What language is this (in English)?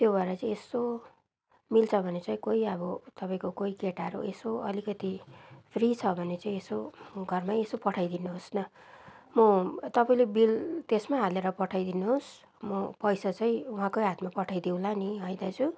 Nepali